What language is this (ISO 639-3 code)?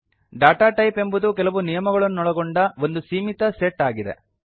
kan